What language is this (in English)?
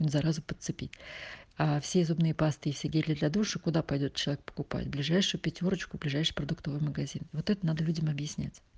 Russian